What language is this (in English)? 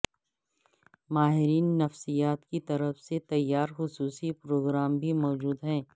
Urdu